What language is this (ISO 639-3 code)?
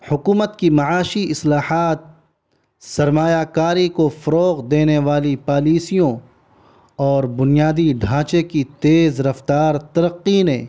urd